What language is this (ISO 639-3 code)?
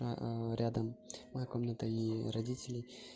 rus